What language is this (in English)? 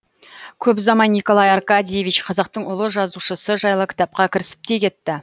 Kazakh